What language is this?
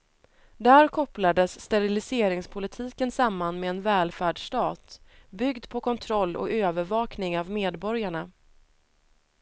Swedish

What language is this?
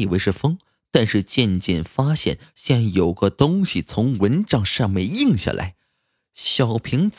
Chinese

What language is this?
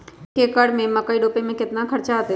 Magahi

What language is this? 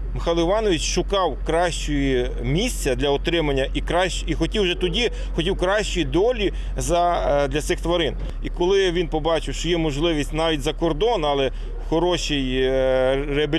Ukrainian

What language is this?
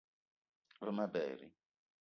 Eton (Cameroon)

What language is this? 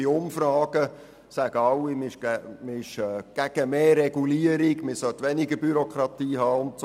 Swiss German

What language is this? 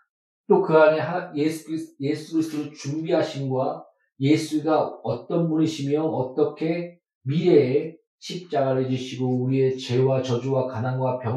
Korean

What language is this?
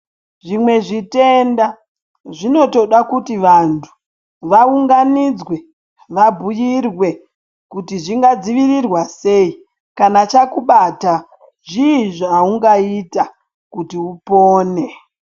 Ndau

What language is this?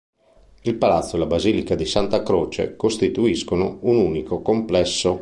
Italian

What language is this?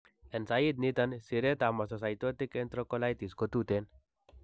Kalenjin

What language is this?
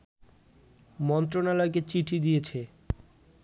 Bangla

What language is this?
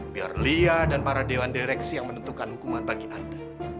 Indonesian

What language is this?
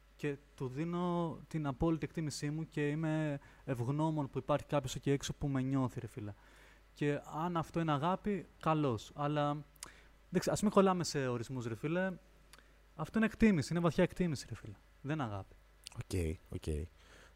Greek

